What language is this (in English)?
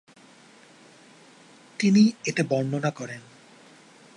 Bangla